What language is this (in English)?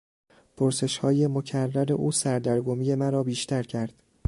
Persian